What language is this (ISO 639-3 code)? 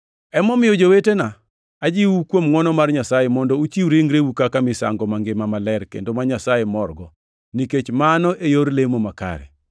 luo